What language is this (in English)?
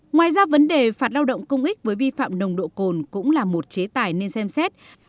Vietnamese